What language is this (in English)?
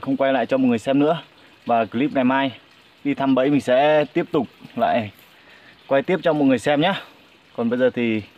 Vietnamese